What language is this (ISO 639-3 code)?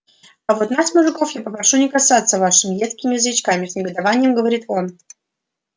rus